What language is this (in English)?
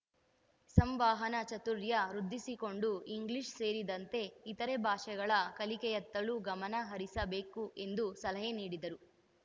Kannada